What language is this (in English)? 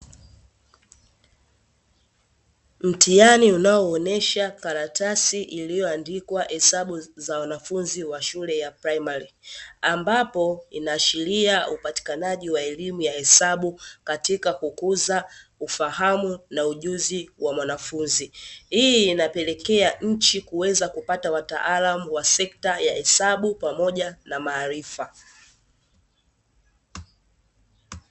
Swahili